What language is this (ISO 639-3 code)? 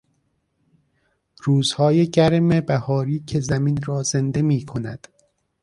fas